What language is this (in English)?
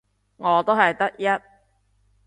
Cantonese